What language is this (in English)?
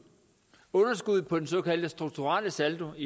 Danish